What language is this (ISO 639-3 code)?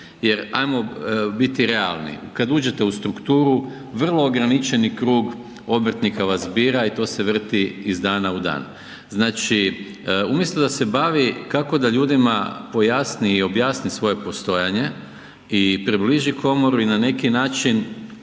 hrv